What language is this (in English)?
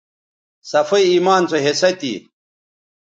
Bateri